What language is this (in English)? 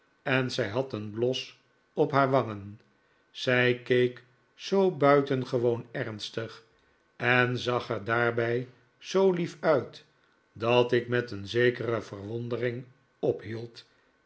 Dutch